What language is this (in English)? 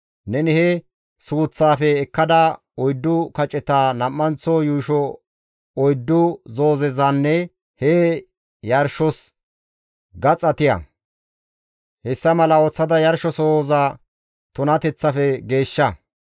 Gamo